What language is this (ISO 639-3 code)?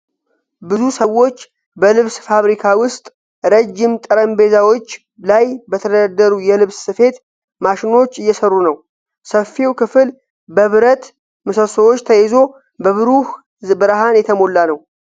amh